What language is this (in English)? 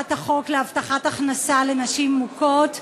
Hebrew